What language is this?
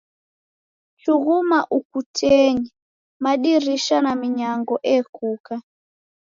Taita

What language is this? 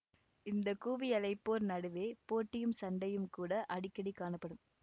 Tamil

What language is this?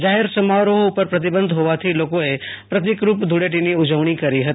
Gujarati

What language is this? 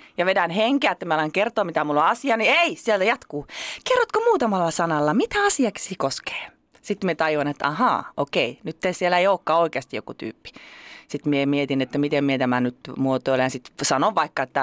Finnish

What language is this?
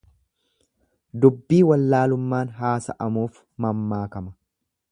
Oromo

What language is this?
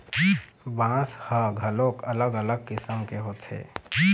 Chhattisgarhi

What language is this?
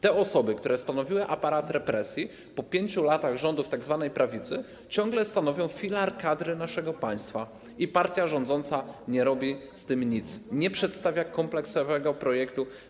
Polish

